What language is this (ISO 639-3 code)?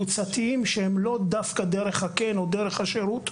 heb